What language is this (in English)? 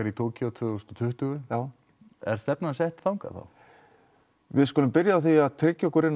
Icelandic